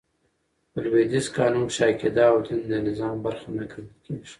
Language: Pashto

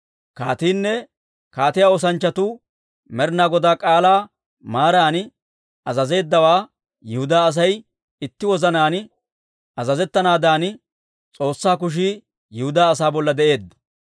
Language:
Dawro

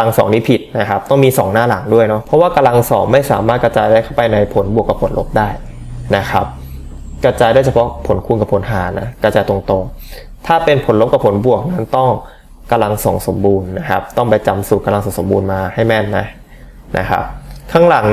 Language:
Thai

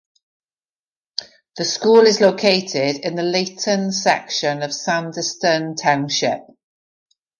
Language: English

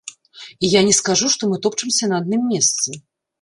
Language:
Belarusian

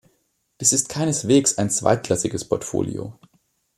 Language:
German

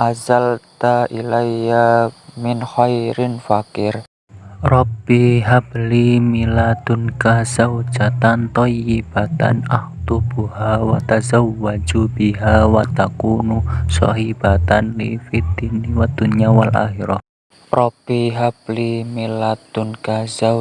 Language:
Indonesian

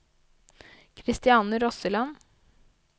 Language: Norwegian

